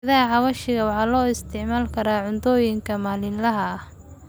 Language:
Somali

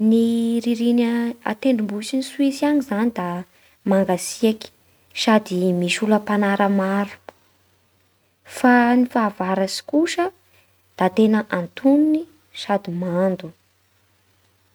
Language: Bara Malagasy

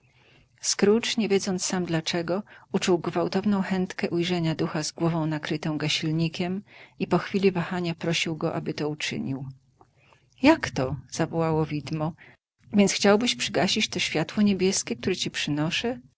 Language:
Polish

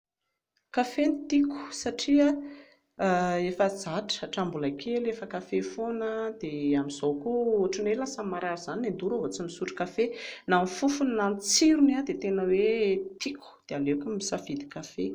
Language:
Malagasy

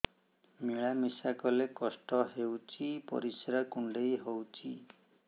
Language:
Odia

